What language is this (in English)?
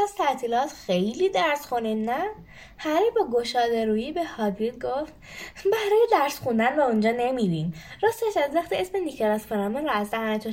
Persian